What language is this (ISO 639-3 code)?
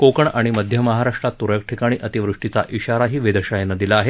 mar